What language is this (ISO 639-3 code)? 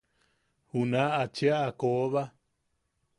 yaq